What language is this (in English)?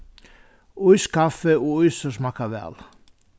Faroese